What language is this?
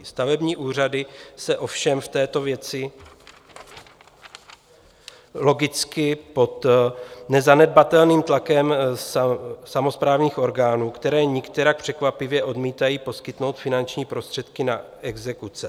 Czech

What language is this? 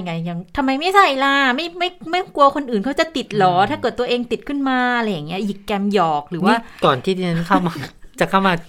Thai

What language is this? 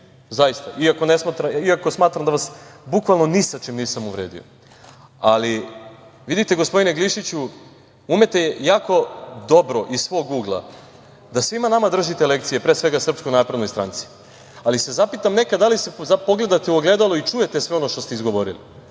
Serbian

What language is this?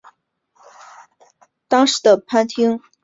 Chinese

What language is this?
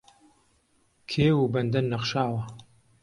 Central Kurdish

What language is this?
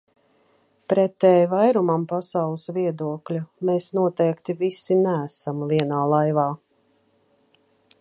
Latvian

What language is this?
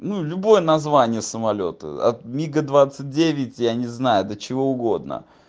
Russian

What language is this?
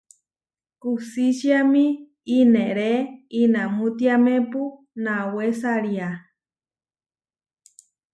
Huarijio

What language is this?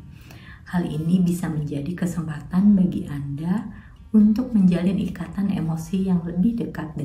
Indonesian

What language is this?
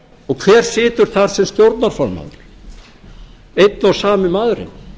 Icelandic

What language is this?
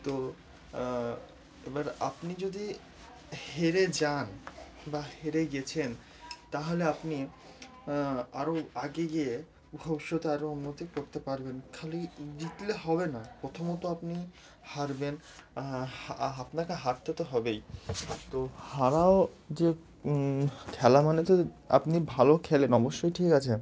Bangla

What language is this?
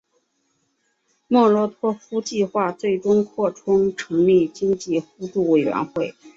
Chinese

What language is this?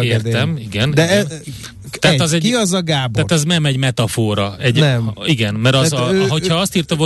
Hungarian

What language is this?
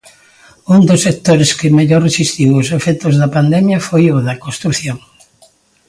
Galician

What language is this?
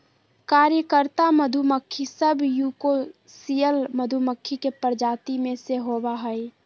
Magahi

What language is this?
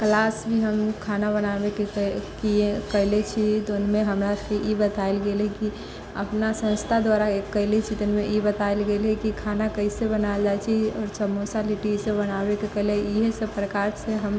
Maithili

